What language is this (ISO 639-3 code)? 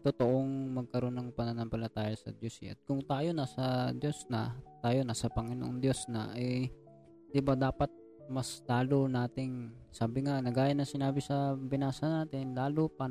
fil